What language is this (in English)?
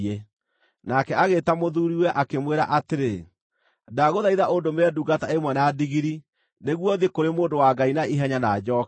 Kikuyu